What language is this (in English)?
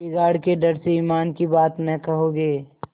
Hindi